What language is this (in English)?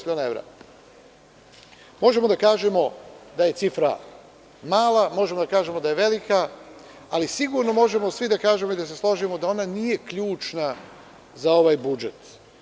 Serbian